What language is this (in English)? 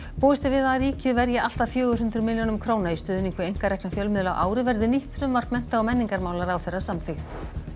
Icelandic